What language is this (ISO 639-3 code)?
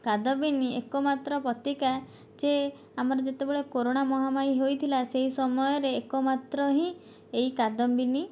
ori